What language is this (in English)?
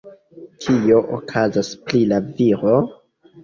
Esperanto